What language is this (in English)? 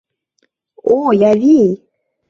Mari